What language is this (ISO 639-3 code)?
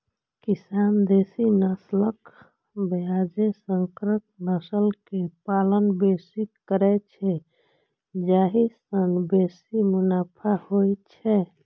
mai